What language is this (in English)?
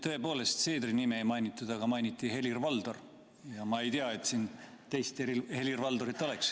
Estonian